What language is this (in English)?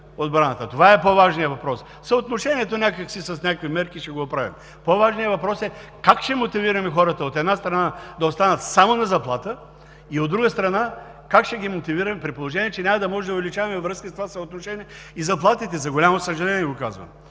Bulgarian